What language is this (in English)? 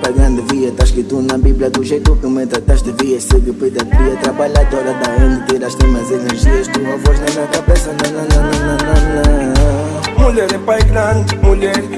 Portuguese